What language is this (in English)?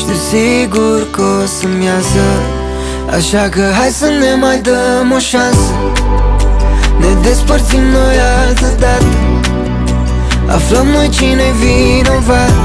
Romanian